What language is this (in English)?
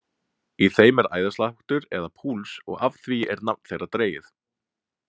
Icelandic